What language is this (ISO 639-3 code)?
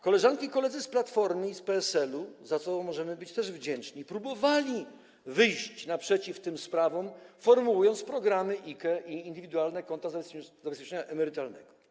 pol